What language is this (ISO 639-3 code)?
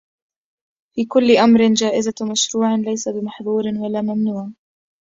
ara